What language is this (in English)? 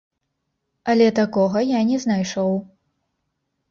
Belarusian